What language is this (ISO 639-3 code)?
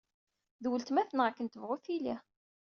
kab